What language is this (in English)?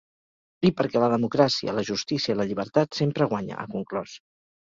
Catalan